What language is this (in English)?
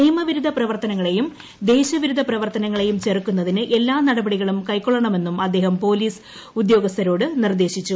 Malayalam